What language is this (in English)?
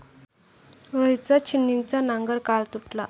Marathi